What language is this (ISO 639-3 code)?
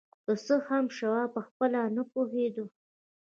pus